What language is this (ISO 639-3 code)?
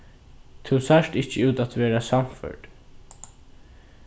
fao